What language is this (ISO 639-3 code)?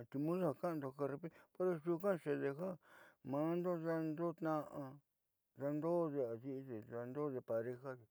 mxy